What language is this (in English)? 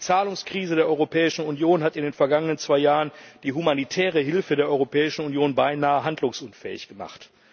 German